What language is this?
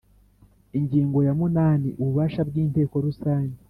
Kinyarwanda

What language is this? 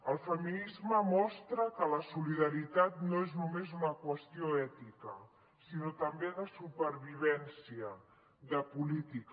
Catalan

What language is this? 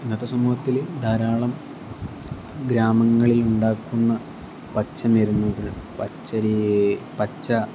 Malayalam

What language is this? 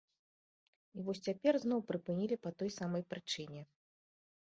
Belarusian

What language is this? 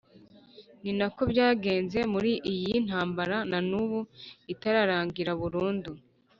Kinyarwanda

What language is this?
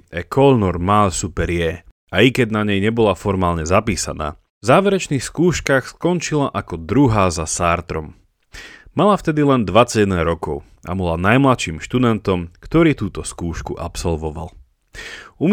Slovak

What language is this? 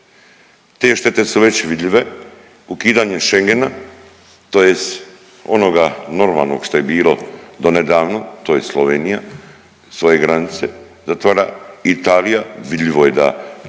Croatian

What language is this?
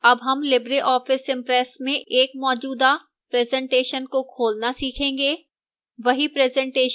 Hindi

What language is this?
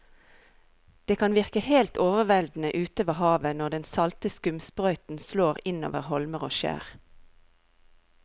Norwegian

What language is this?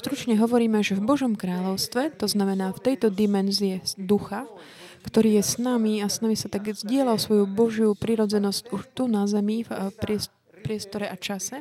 Slovak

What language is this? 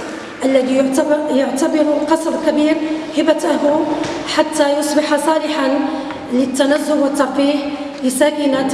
Arabic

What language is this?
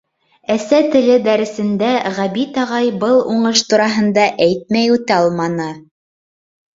Bashkir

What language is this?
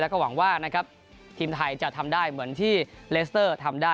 Thai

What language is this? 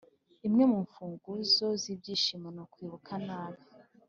Kinyarwanda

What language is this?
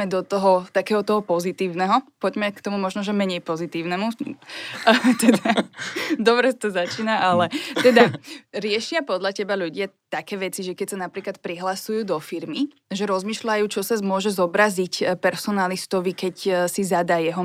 Slovak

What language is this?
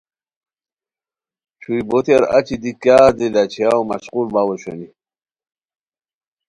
Khowar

